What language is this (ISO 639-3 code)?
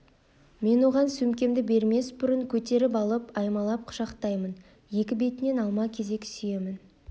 kaz